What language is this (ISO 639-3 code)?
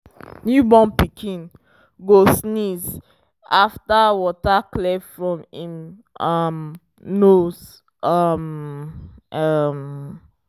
pcm